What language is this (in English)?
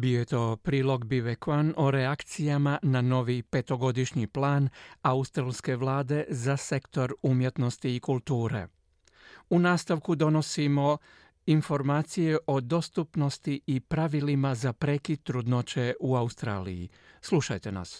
Croatian